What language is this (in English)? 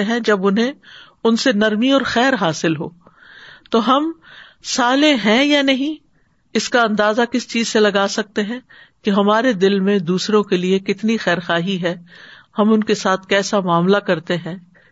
Urdu